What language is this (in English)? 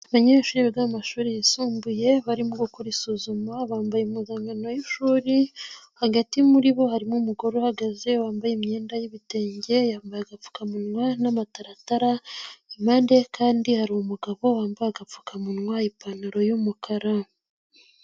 Kinyarwanda